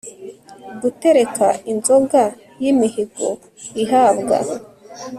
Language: Kinyarwanda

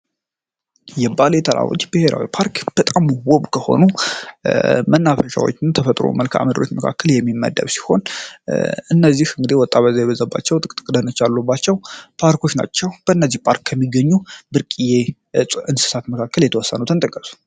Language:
Amharic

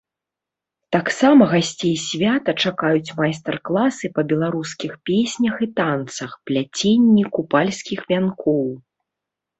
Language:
Belarusian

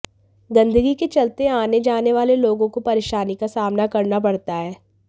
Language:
Hindi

